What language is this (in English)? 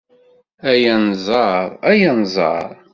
Kabyle